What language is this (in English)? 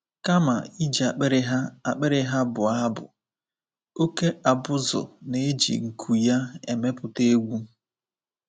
Igbo